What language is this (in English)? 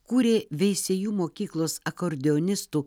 Lithuanian